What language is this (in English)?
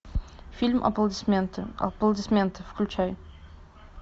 Russian